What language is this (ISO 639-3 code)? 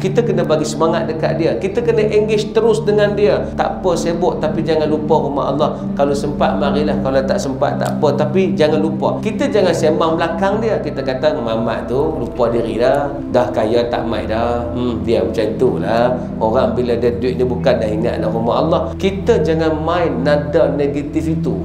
msa